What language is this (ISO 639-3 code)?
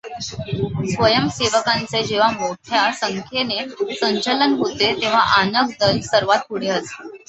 mar